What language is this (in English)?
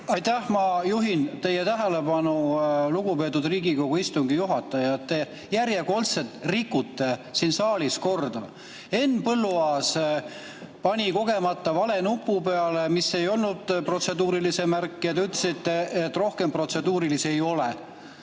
Estonian